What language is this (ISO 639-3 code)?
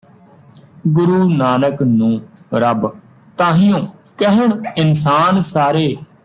pan